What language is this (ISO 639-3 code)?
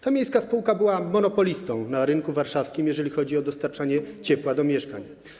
pol